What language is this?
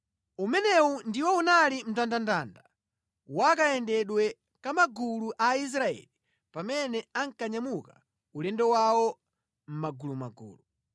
Nyanja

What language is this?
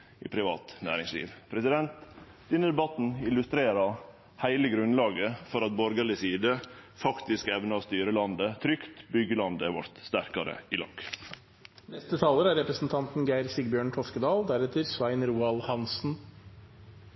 Norwegian Nynorsk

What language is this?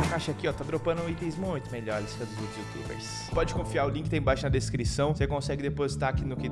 Portuguese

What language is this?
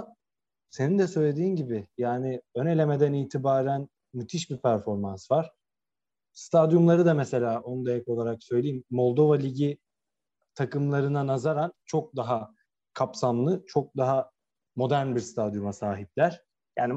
Turkish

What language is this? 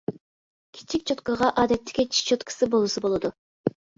Uyghur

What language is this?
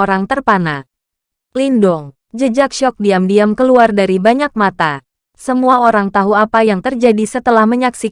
Indonesian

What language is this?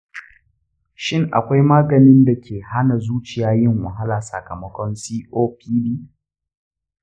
Hausa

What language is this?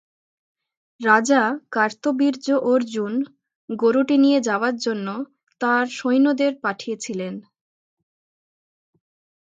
Bangla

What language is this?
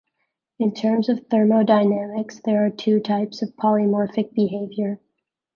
English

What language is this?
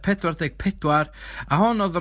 Welsh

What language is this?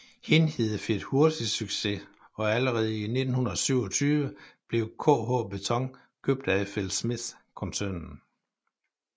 Danish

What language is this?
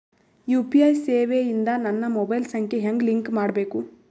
Kannada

